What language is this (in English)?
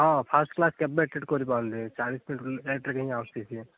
Odia